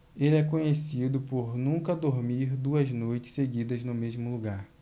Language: Portuguese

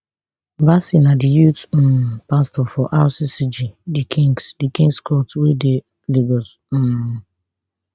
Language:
Nigerian Pidgin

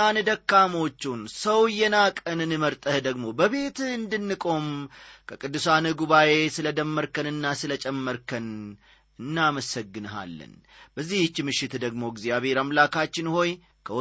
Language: Amharic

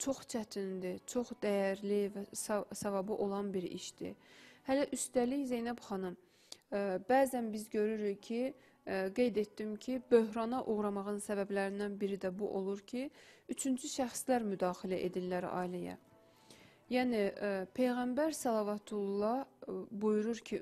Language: Turkish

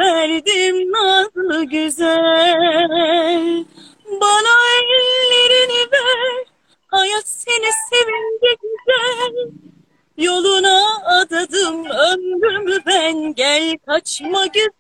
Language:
Turkish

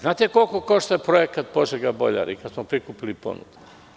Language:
Serbian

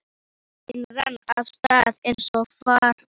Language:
Icelandic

